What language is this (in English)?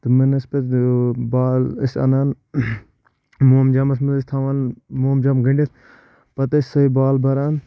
Kashmiri